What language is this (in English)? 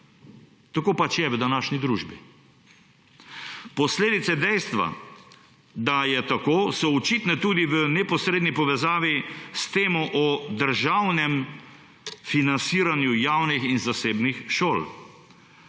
Slovenian